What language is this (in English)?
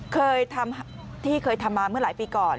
Thai